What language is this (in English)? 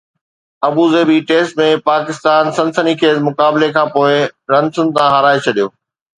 Sindhi